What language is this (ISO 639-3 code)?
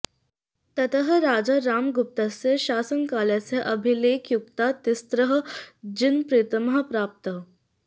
san